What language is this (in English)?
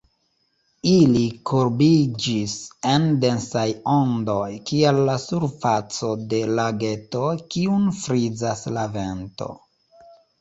Esperanto